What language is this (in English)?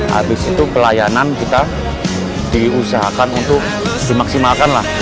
Indonesian